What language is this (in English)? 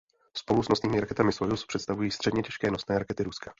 Czech